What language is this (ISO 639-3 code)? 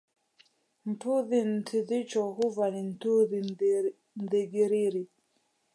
swa